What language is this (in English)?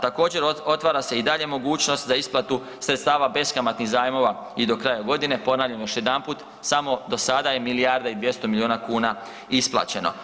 Croatian